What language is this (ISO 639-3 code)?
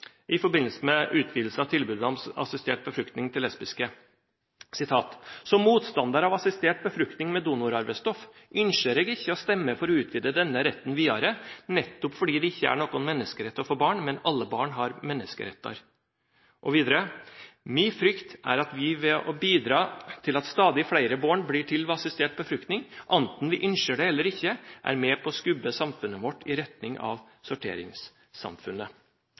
nob